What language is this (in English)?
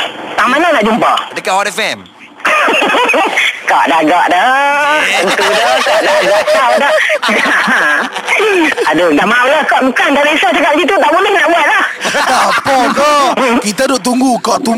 Malay